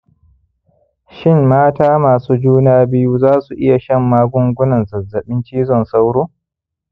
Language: Hausa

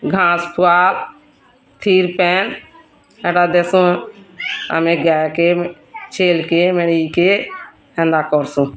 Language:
Odia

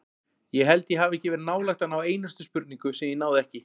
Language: Icelandic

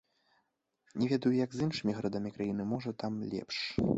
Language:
Belarusian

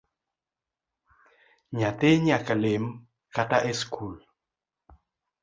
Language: Luo (Kenya and Tanzania)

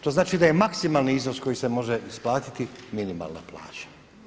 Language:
Croatian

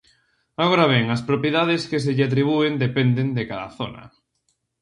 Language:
Galician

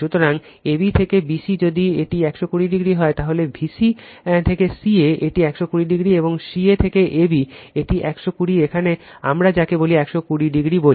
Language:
Bangla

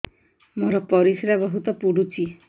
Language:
Odia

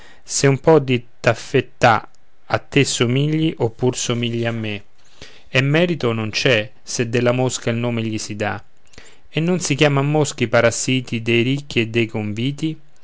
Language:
Italian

